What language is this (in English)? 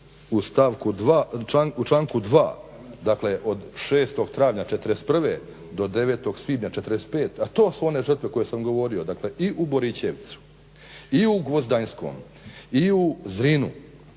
Croatian